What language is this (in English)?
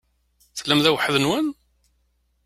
Kabyle